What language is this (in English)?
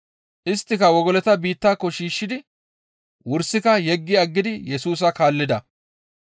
Gamo